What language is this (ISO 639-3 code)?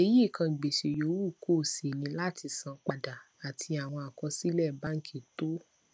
yor